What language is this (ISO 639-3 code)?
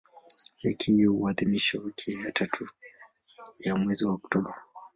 swa